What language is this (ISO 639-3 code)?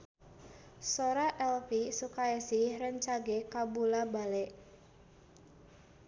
sun